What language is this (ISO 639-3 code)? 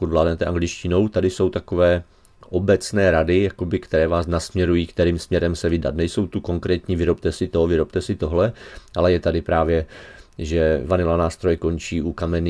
ces